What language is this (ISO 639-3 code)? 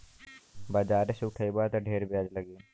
bho